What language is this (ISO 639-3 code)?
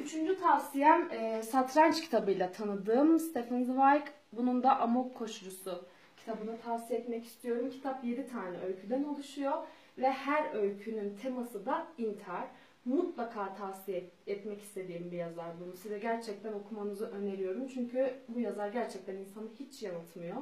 tur